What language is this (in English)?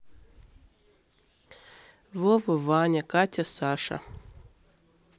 Russian